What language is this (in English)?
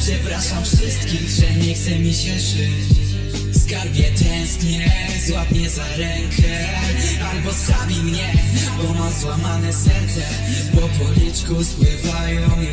Polish